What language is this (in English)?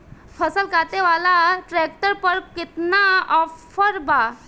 Bhojpuri